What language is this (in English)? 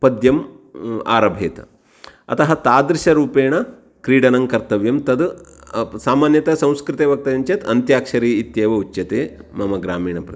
Sanskrit